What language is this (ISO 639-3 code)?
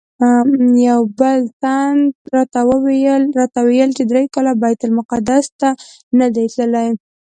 pus